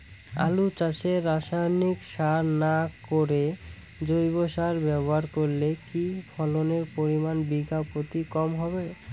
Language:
Bangla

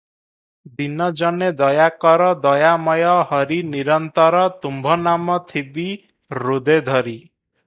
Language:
Odia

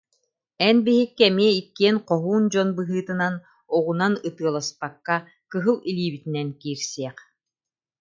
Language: Yakut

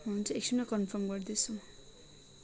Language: Nepali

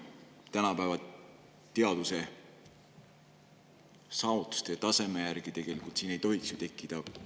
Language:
Estonian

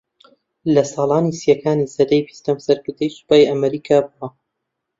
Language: Central Kurdish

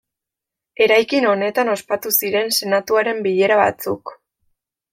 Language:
Basque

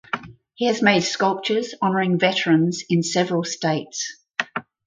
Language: English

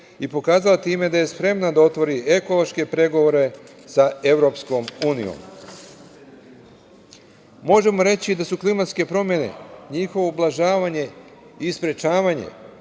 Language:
Serbian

